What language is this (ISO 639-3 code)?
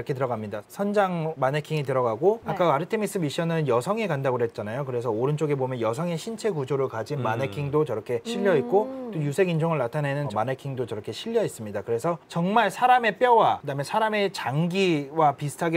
kor